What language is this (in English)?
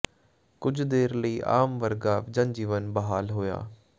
Punjabi